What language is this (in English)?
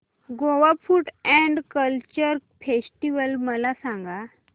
Marathi